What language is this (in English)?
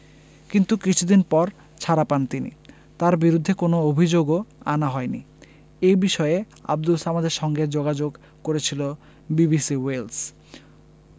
Bangla